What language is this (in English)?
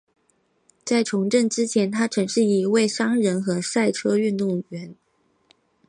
Chinese